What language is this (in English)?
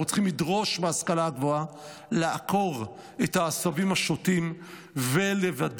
Hebrew